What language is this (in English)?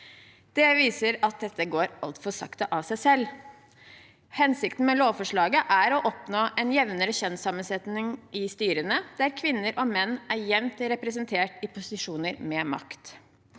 Norwegian